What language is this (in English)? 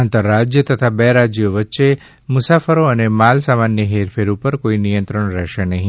Gujarati